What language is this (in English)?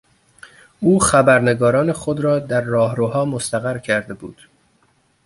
Persian